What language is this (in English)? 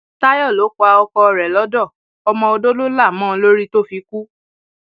Yoruba